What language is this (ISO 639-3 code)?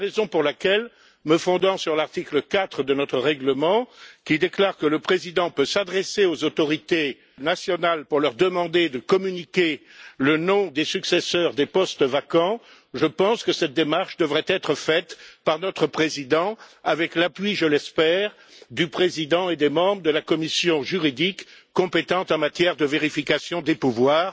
fra